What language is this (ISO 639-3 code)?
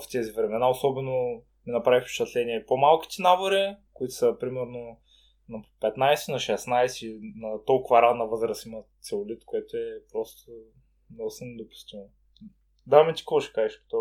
bul